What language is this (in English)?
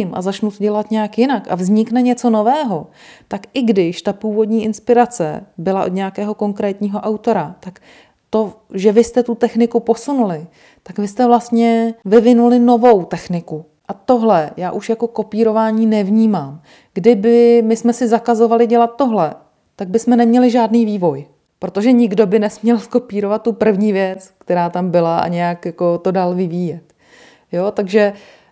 Czech